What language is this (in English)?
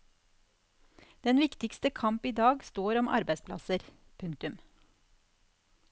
Norwegian